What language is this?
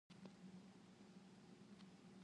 Indonesian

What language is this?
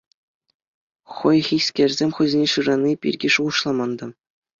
Chuvash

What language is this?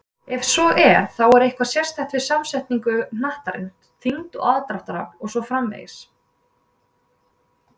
Icelandic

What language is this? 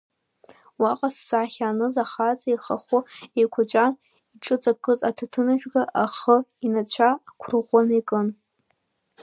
Abkhazian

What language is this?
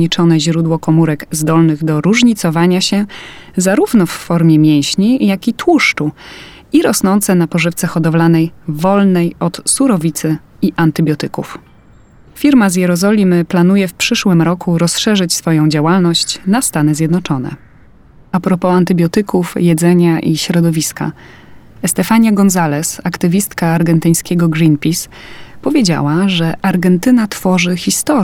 Polish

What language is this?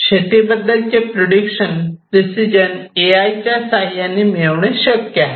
Marathi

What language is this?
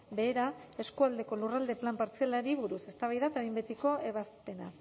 Basque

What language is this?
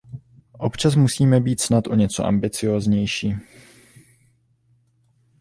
Czech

